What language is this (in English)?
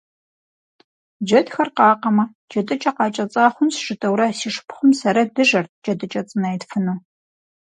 Kabardian